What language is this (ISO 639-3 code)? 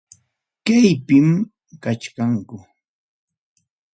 quy